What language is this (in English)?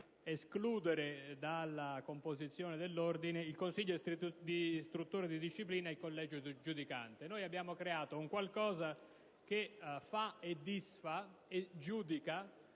Italian